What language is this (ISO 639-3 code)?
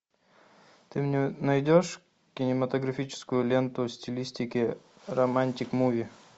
rus